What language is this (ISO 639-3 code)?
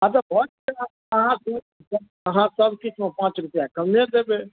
mai